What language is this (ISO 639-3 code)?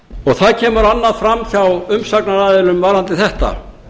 isl